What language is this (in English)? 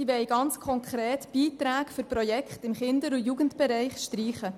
Swiss German